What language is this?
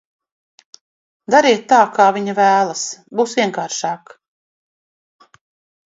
Latvian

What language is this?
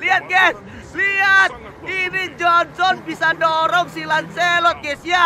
Indonesian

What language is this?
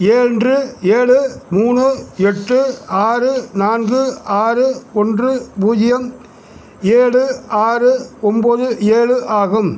Tamil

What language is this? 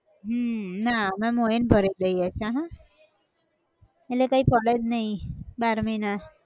Gujarati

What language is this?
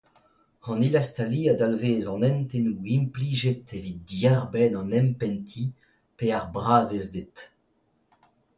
Breton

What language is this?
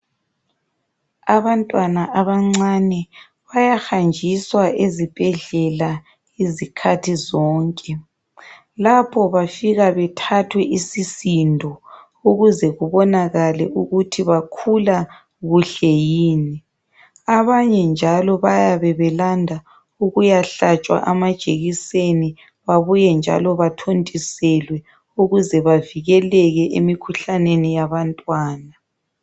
North Ndebele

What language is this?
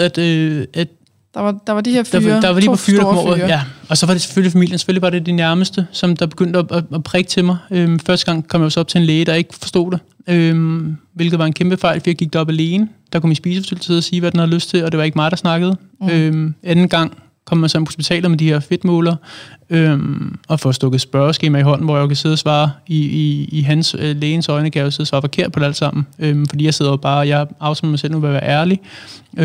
Danish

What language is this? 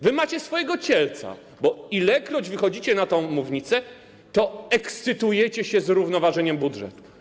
Polish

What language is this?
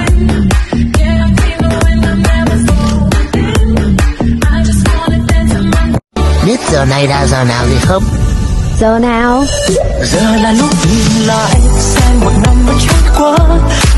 Vietnamese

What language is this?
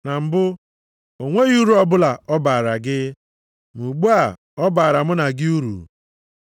Igbo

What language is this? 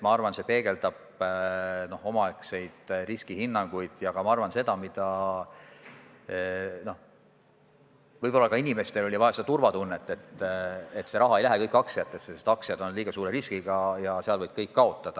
Estonian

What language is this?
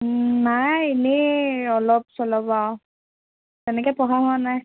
Assamese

